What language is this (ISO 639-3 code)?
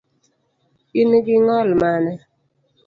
luo